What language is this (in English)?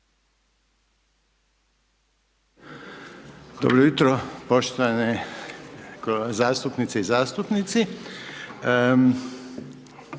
Croatian